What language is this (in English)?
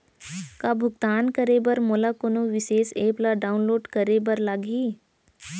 Chhattisgarhi